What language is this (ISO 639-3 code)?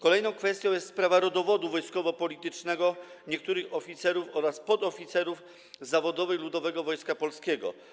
pol